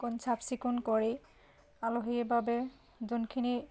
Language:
Assamese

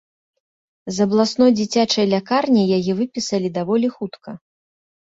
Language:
Belarusian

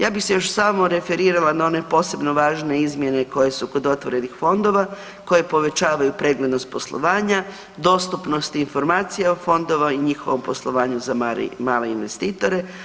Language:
Croatian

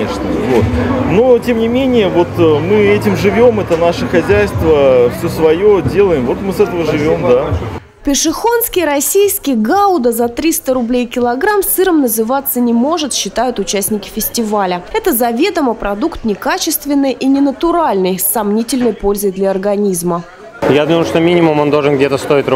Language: Russian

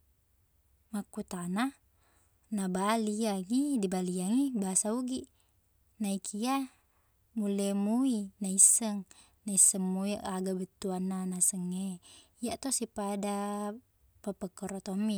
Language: Buginese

